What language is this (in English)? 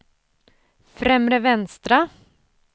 Swedish